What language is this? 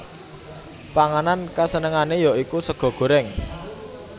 Javanese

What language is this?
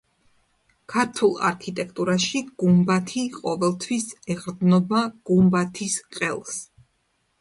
Georgian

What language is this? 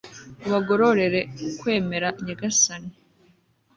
Kinyarwanda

